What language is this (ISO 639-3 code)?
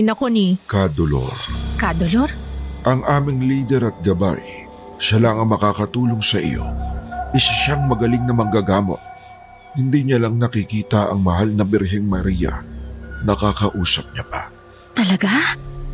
fil